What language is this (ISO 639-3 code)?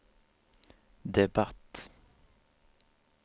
swe